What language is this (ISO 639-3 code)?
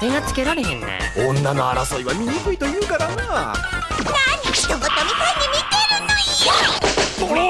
jpn